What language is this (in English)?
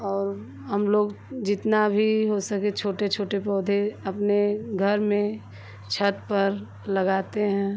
Hindi